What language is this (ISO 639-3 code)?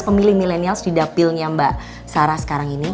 ind